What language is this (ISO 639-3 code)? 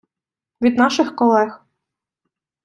ukr